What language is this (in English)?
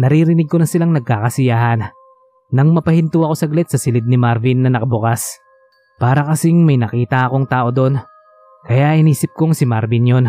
Filipino